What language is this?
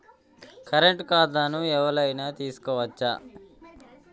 Telugu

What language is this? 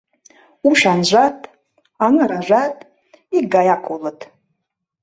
Mari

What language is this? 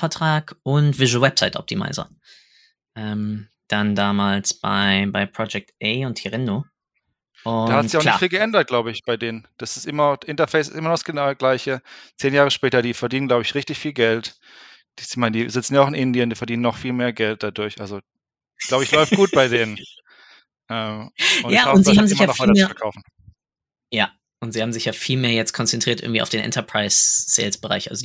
German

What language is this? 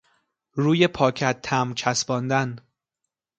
Persian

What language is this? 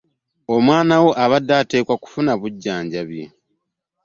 Ganda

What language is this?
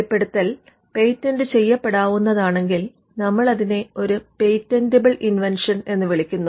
Malayalam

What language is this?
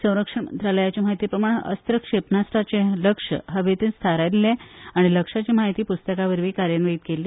Konkani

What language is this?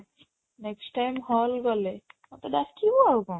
Odia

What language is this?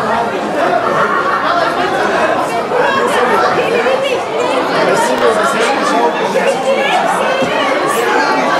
Turkish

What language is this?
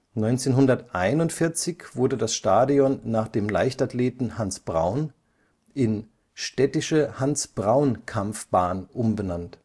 German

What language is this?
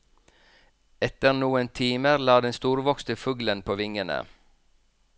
Norwegian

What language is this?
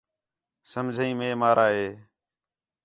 Khetrani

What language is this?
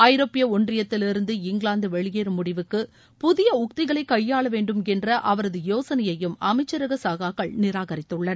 Tamil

